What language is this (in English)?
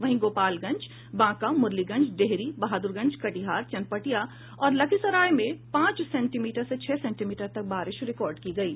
Hindi